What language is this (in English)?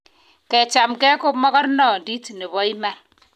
Kalenjin